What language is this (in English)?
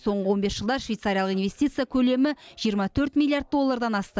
Kazakh